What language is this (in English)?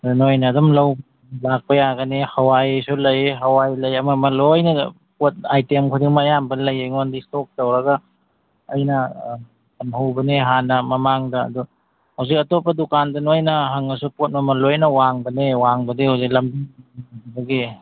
Manipuri